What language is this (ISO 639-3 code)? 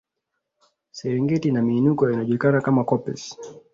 swa